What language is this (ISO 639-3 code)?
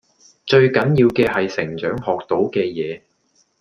yue